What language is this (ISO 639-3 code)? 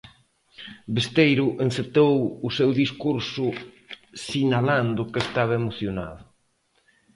glg